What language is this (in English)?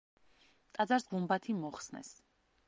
Georgian